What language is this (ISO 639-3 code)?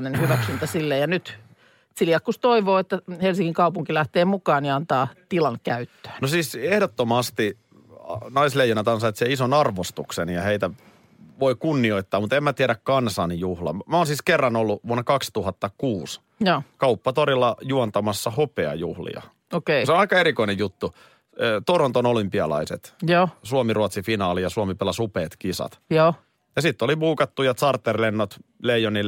fin